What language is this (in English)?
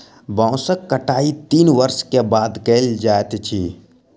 Maithili